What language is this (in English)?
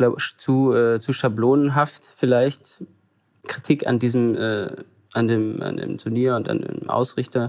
German